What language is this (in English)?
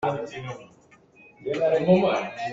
Hakha Chin